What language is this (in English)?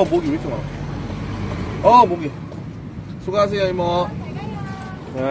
Korean